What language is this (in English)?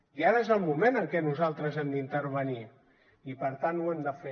Catalan